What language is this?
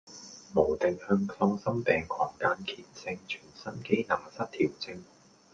Cantonese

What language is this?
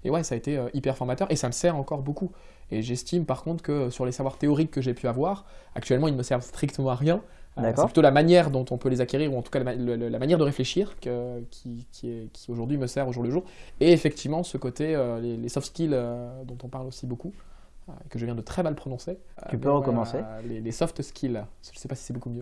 French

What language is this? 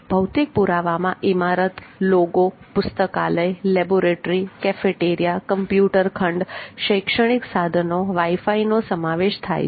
Gujarati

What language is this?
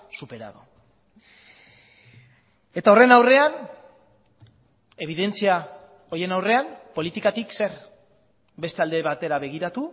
Basque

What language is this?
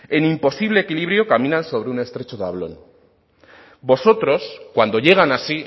Spanish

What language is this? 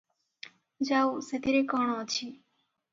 Odia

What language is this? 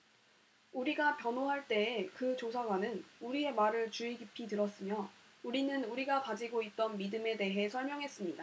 Korean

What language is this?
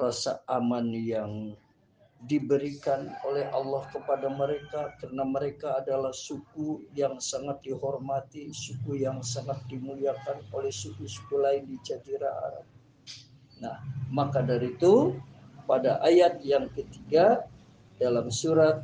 Indonesian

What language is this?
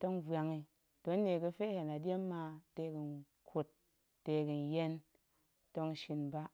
Goemai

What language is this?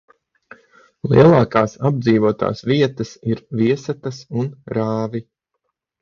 Latvian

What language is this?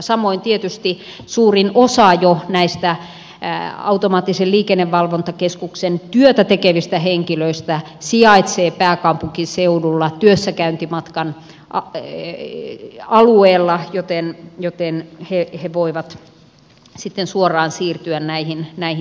Finnish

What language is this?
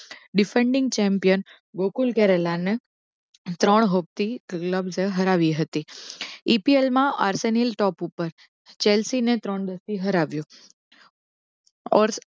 Gujarati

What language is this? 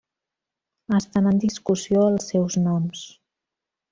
Catalan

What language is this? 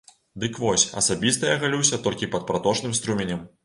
Belarusian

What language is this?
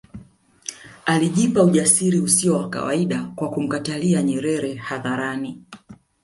Swahili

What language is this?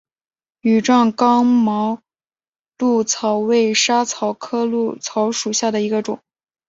Chinese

